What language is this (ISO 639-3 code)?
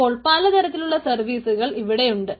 mal